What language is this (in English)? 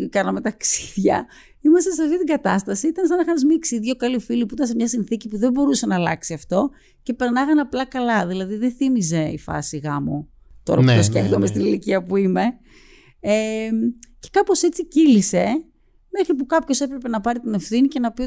Greek